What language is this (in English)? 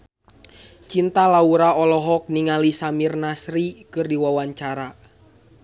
Sundanese